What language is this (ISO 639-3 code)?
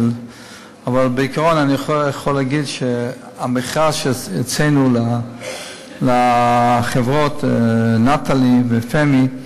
heb